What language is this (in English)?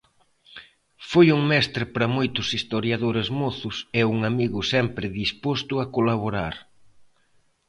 Galician